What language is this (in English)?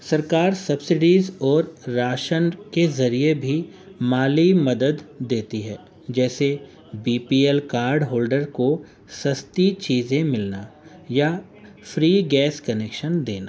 Urdu